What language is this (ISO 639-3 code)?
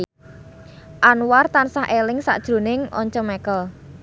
jav